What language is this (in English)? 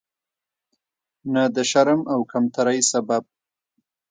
Pashto